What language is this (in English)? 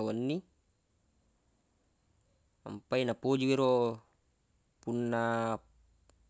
Buginese